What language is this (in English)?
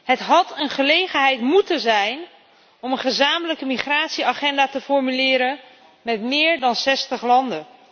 Dutch